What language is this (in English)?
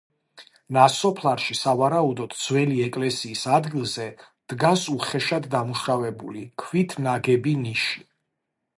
Georgian